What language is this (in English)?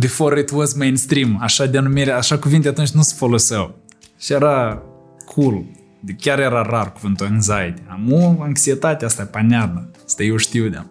Romanian